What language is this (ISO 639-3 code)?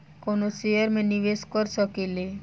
bho